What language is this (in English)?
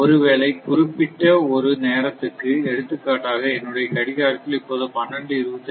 Tamil